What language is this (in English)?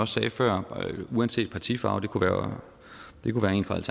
Danish